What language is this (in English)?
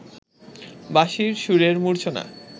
Bangla